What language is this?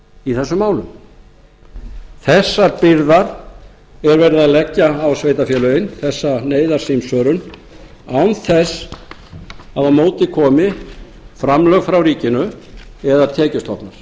Icelandic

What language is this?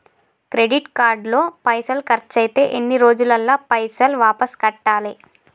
Telugu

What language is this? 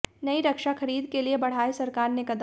Hindi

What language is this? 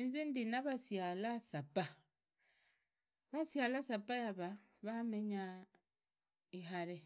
Idakho-Isukha-Tiriki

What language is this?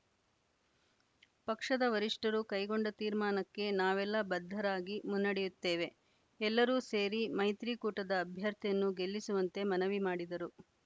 Kannada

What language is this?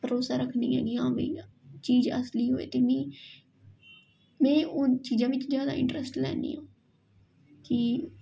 Dogri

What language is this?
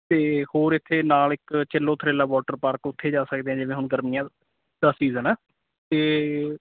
Punjabi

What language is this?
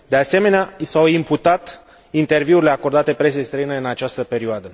Romanian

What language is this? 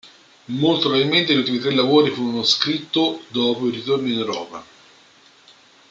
Italian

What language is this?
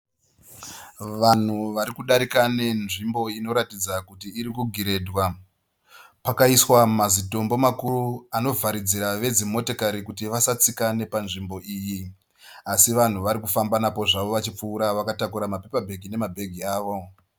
Shona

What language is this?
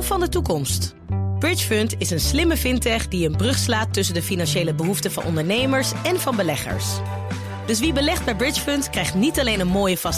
Dutch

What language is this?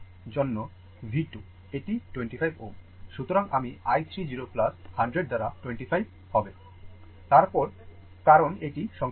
Bangla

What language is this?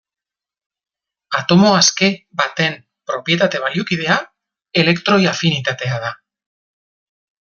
Basque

